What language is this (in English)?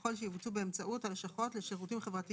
Hebrew